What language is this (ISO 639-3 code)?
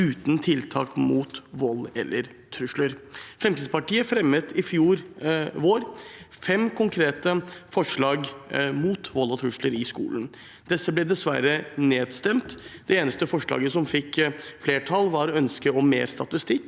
nor